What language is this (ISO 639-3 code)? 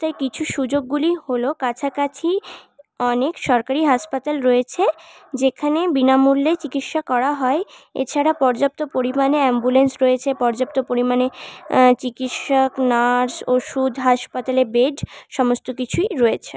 ben